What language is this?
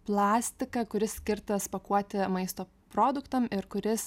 Lithuanian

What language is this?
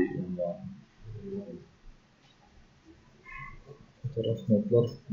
Turkish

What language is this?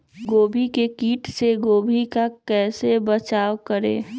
Magahi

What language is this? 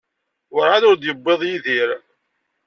Kabyle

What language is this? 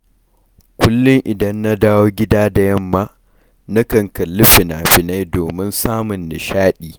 Hausa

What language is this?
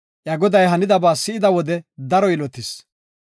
Gofa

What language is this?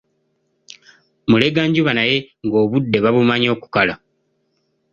Ganda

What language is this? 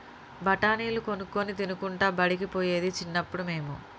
Telugu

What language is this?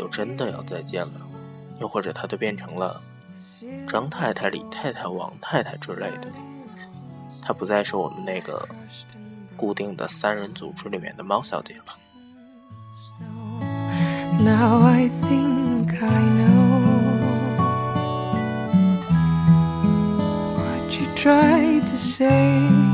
Chinese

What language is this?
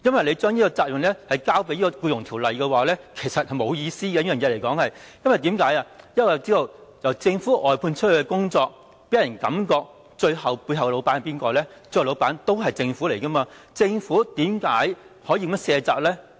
Cantonese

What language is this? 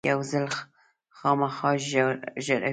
Pashto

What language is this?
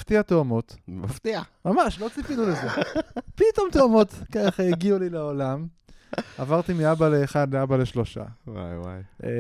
Hebrew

